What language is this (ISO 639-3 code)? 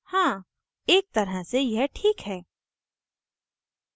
hin